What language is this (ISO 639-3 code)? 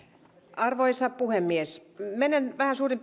fin